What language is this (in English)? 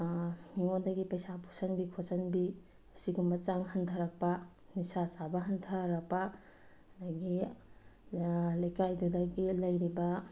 Manipuri